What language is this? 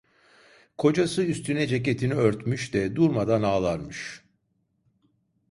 Turkish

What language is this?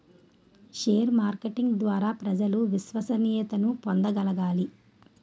Telugu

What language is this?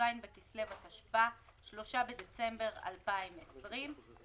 Hebrew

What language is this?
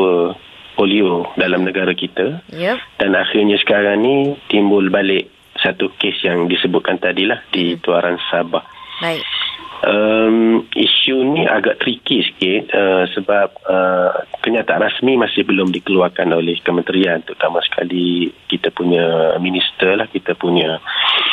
Malay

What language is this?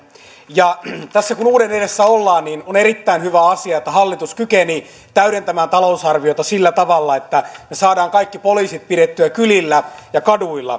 Finnish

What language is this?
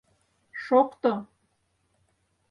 Mari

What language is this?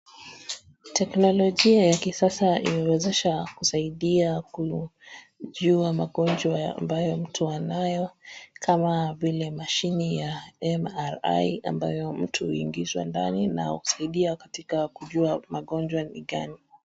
Swahili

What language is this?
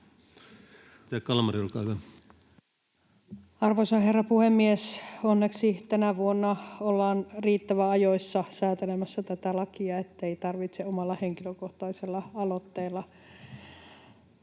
Finnish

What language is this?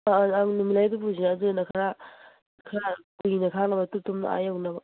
Manipuri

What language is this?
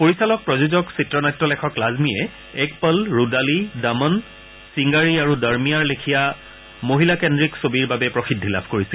Assamese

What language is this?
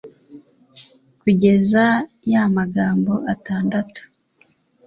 Kinyarwanda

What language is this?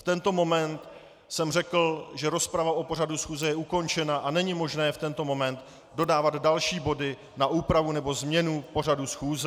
Czech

